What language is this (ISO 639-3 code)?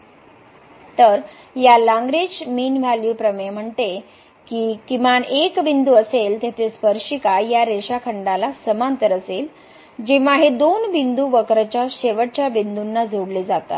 mar